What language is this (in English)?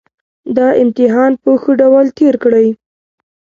Pashto